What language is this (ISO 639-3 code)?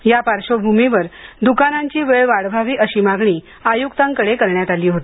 mar